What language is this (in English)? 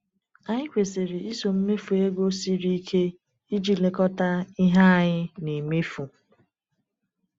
Igbo